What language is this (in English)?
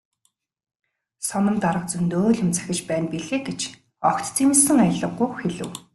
Mongolian